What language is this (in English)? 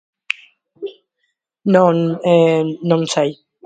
Galician